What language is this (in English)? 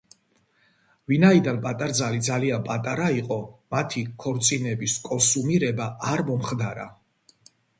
Georgian